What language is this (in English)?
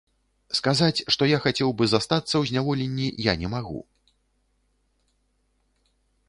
Belarusian